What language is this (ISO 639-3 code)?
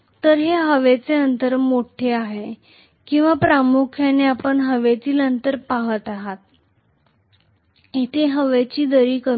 mar